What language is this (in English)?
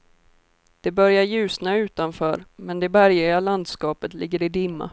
Swedish